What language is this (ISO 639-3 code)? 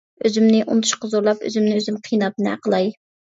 uig